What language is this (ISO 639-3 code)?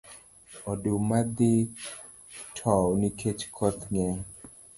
luo